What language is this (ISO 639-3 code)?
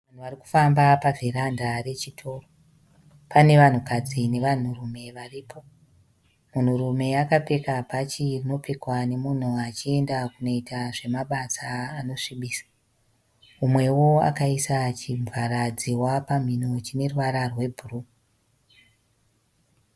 sna